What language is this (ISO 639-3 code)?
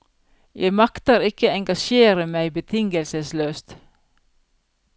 nor